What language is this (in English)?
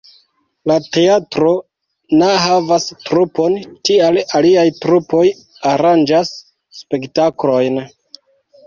Esperanto